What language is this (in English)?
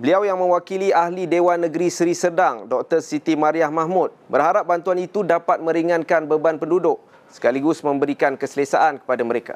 Malay